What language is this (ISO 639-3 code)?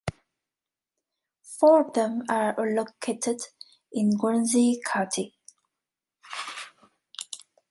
eng